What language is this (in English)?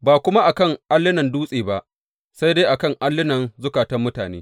Hausa